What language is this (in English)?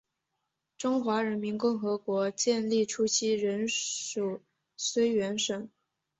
Chinese